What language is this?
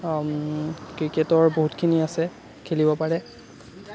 Assamese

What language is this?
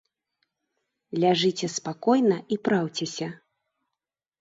Belarusian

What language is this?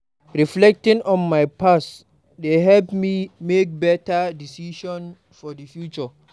Nigerian Pidgin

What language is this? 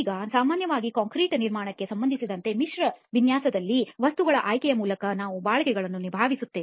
Kannada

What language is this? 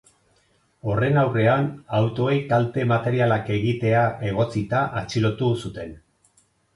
Basque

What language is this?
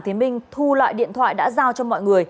Vietnamese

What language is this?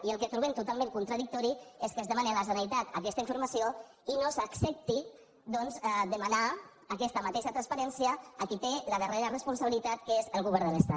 Catalan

